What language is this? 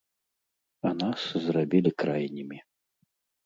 Belarusian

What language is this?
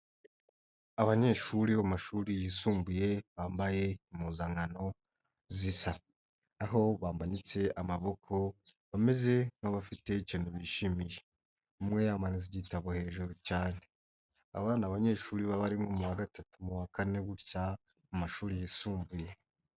Kinyarwanda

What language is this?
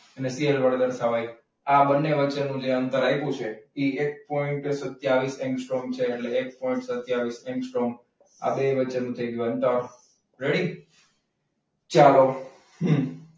Gujarati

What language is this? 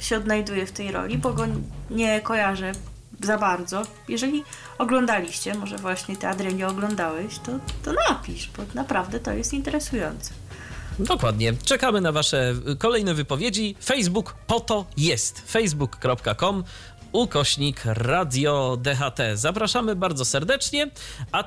Polish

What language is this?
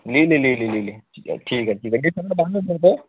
Marathi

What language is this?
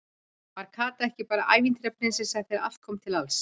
Icelandic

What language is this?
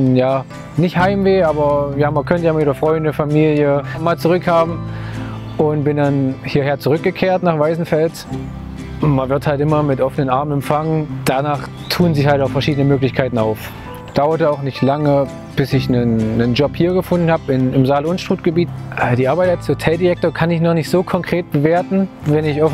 German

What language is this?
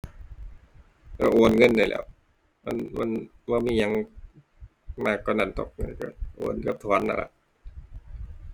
Thai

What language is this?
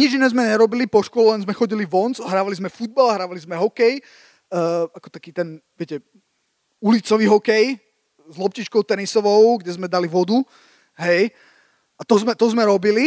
Slovak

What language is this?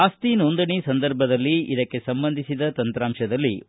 Kannada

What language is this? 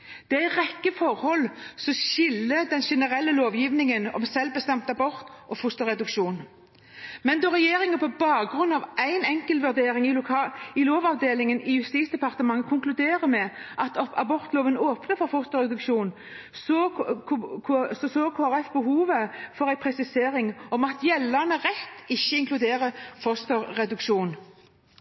Norwegian Bokmål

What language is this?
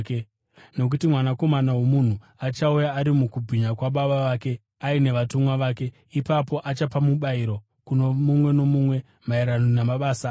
Shona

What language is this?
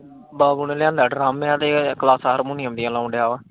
Punjabi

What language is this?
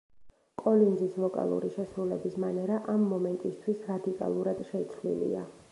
Georgian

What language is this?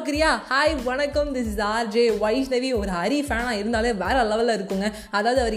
Tamil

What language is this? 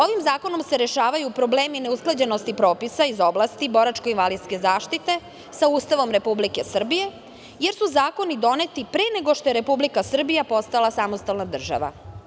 Serbian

